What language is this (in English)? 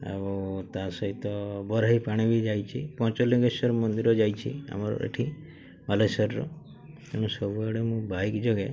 Odia